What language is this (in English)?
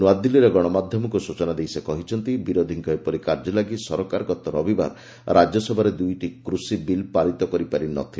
Odia